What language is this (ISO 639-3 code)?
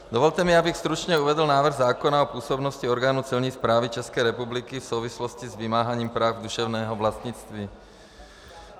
ces